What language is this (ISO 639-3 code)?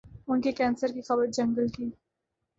urd